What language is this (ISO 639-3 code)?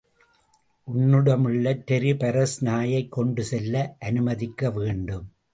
tam